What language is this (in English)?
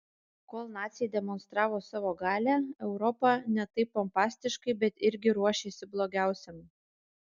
Lithuanian